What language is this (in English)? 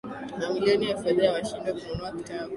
Swahili